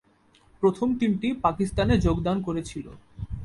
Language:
Bangla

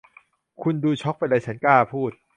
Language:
Thai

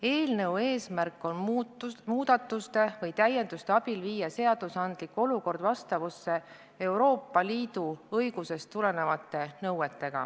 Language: Estonian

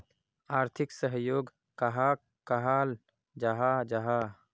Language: Magahi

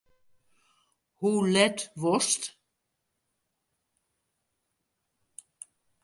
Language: Western Frisian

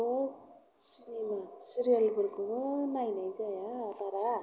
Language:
Bodo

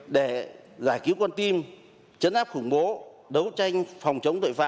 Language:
Vietnamese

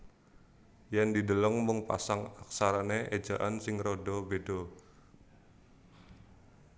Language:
Javanese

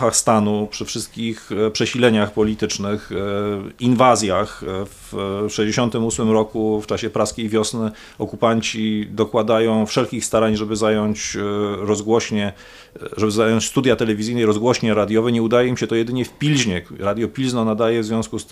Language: Polish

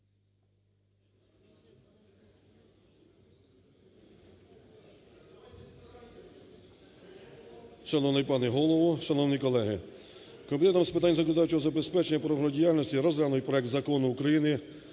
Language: Ukrainian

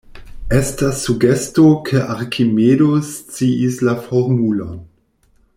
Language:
Esperanto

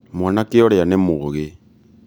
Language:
Kikuyu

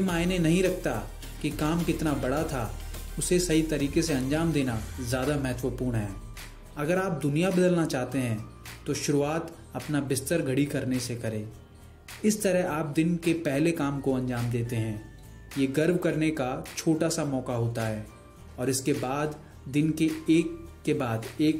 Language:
Hindi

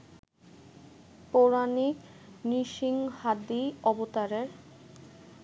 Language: Bangla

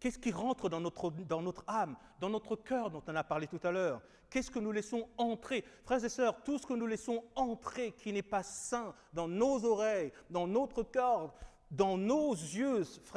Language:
French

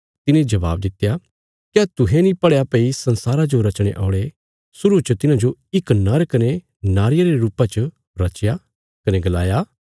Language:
Bilaspuri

